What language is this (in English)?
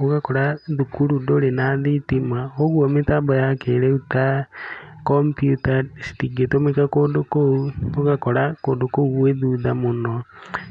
Kikuyu